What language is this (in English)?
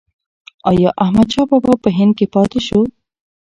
Pashto